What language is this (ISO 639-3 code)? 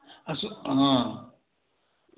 mai